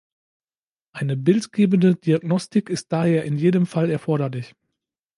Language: German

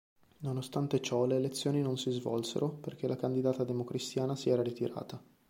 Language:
Italian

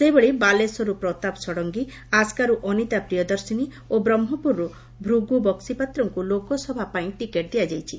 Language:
Odia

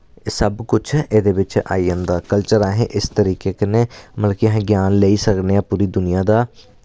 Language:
Dogri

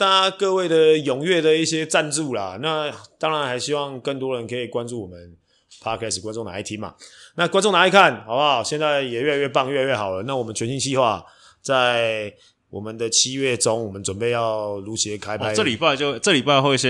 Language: Chinese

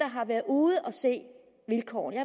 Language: Danish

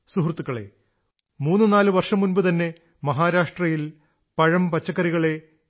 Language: Malayalam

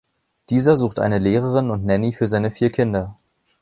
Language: German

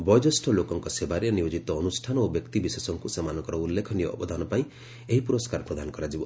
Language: Odia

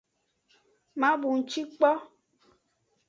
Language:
Aja (Benin)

